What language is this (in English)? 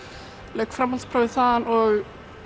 Icelandic